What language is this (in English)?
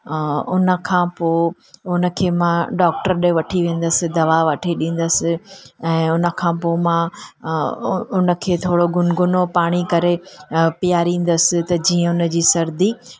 Sindhi